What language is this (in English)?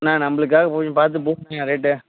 Tamil